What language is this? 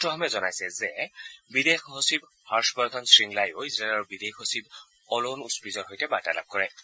Assamese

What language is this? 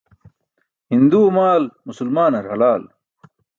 Burushaski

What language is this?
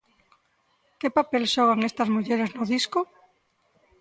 Galician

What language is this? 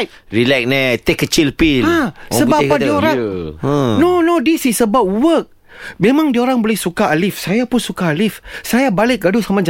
Malay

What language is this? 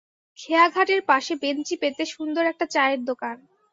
Bangla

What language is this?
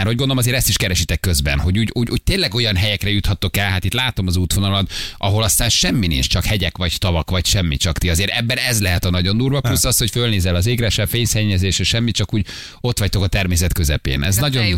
Hungarian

